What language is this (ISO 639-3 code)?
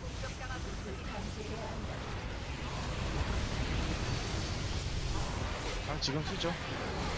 kor